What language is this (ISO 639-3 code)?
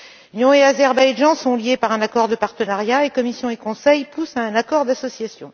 fra